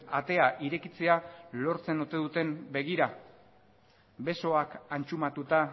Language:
Basque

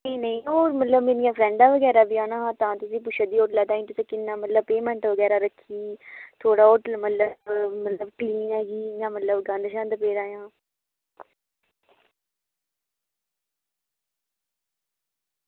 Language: Dogri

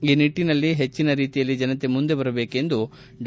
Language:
Kannada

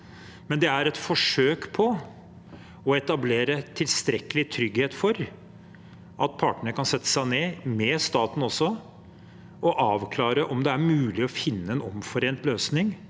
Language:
Norwegian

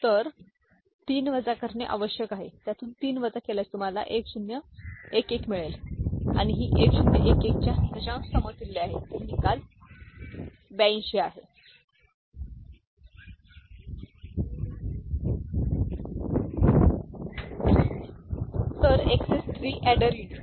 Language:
Marathi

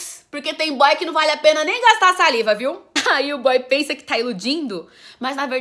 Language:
Portuguese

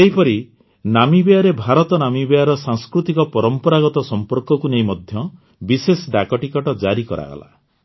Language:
Odia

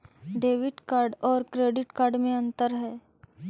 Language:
Magahi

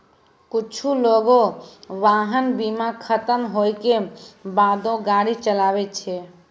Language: Maithili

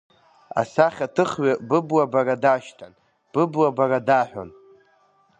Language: Abkhazian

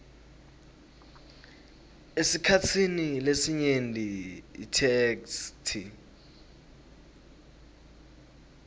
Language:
Swati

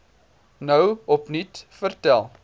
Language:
Afrikaans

